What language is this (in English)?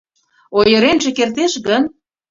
Mari